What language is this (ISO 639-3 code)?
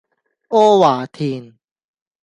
yue